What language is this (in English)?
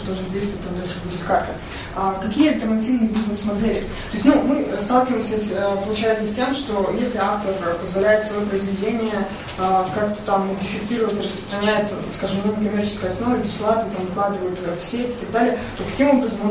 Russian